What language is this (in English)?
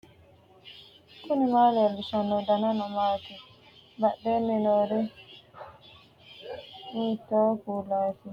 Sidamo